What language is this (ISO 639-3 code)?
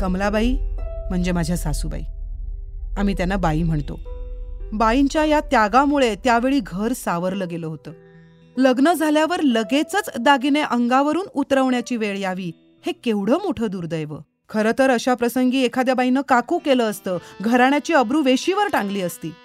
mar